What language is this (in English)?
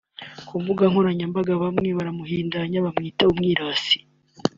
Kinyarwanda